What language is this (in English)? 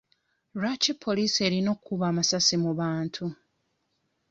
Ganda